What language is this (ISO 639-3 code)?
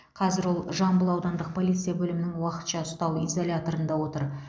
kaz